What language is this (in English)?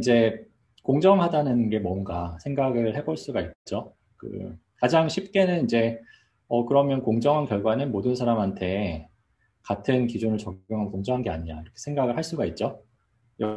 Korean